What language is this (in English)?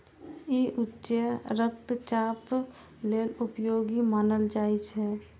Maithili